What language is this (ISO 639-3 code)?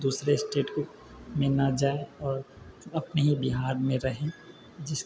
mai